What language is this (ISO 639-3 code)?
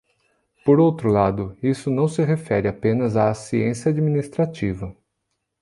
por